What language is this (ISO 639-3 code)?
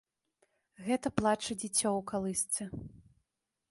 bel